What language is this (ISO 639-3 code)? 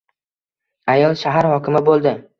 uzb